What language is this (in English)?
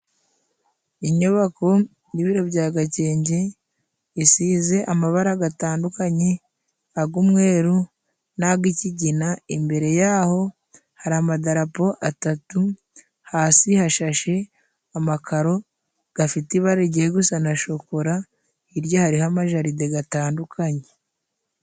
Kinyarwanda